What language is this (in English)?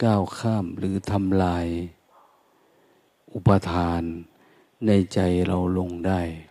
Thai